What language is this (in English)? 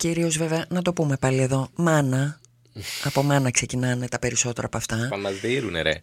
Greek